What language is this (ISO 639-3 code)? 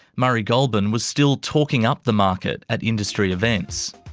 eng